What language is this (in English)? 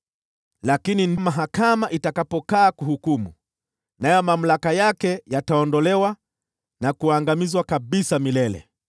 Swahili